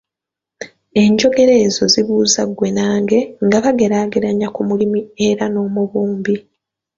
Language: Ganda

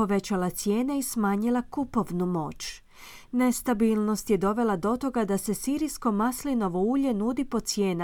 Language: Croatian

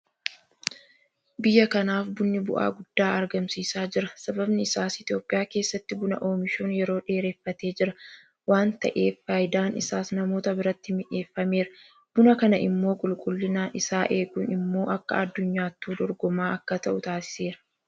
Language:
Oromo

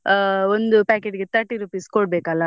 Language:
Kannada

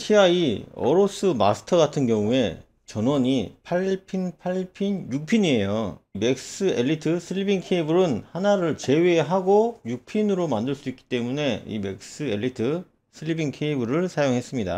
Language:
Korean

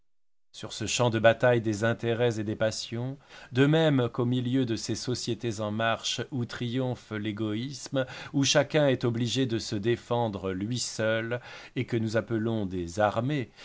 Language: French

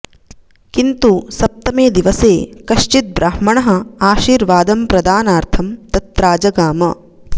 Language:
Sanskrit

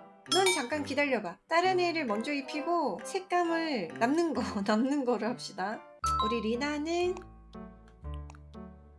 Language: Korean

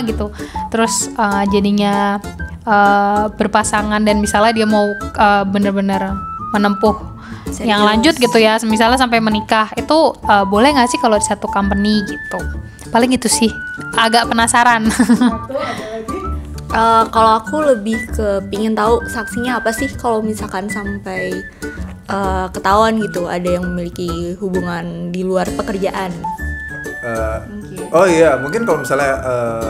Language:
Indonesian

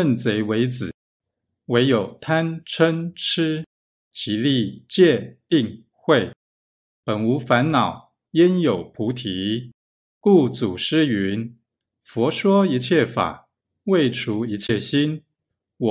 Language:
Chinese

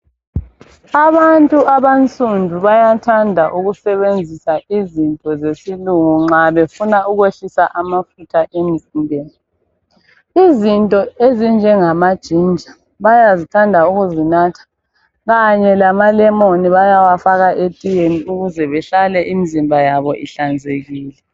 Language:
North Ndebele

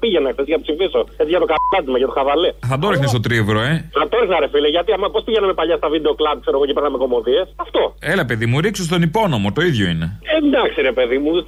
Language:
Greek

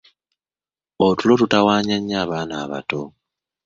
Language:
Ganda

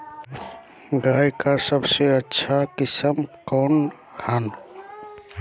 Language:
Magahi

